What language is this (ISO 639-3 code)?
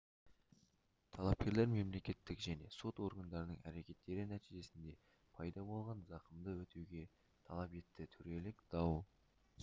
kaz